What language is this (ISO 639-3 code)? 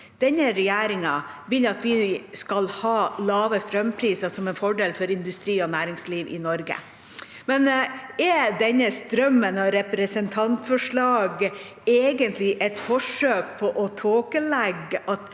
nor